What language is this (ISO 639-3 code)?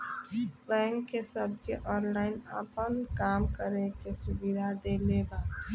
bho